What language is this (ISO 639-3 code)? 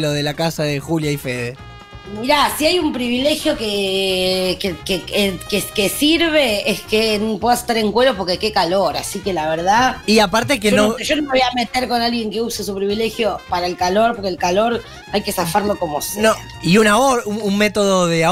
spa